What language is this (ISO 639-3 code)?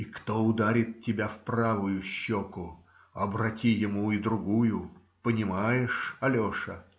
rus